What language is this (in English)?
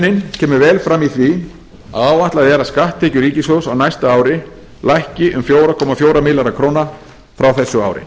Icelandic